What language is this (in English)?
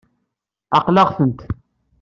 Kabyle